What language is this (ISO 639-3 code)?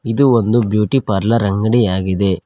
kan